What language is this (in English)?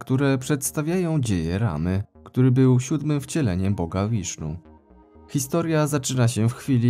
Polish